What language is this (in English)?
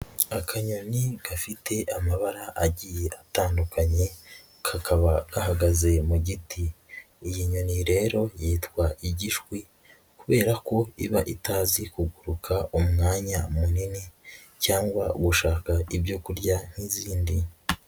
Kinyarwanda